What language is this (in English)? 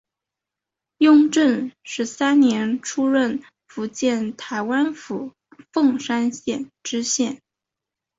Chinese